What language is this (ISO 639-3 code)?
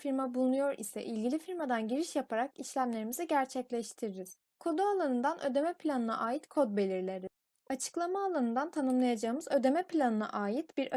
tur